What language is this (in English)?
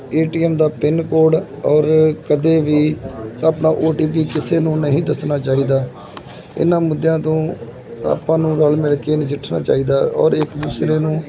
Punjabi